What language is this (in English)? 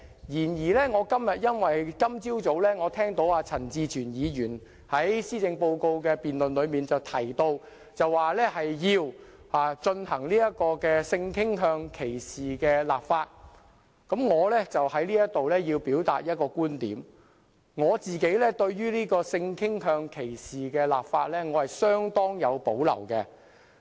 Cantonese